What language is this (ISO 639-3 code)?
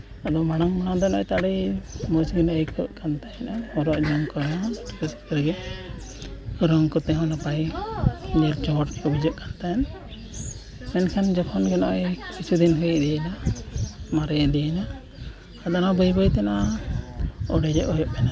sat